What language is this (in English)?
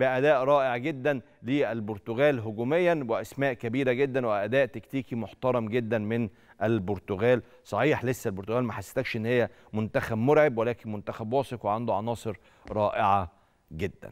Arabic